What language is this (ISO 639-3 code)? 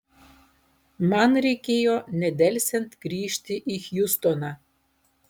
lit